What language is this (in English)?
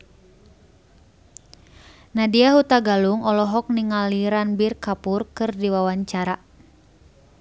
Sundanese